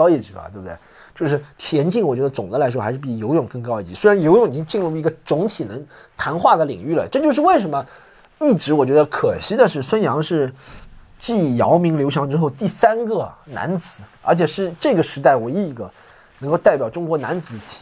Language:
Chinese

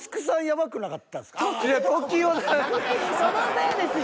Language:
Japanese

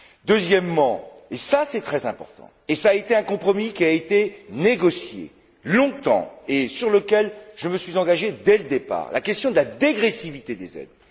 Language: French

